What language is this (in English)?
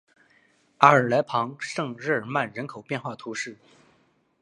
Chinese